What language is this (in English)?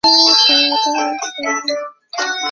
Chinese